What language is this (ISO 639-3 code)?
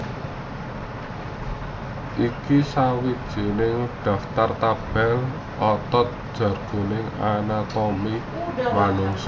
jav